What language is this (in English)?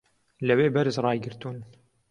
Central Kurdish